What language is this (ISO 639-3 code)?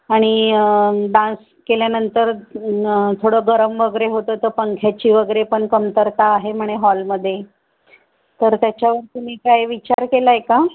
mar